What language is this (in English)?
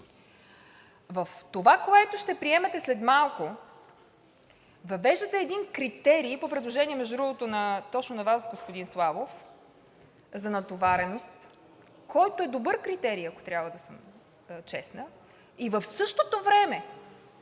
Bulgarian